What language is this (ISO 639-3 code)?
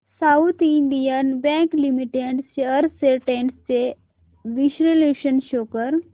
mar